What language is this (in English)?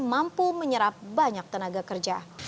Indonesian